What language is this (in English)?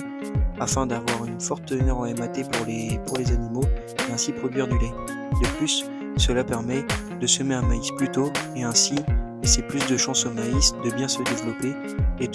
French